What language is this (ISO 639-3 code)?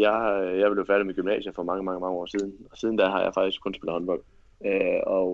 dan